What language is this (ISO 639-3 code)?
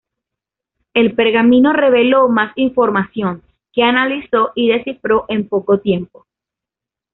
spa